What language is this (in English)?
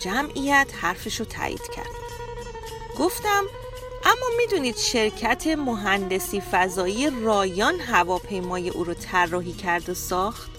Persian